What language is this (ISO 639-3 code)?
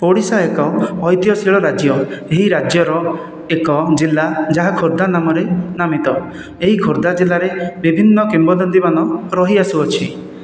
ori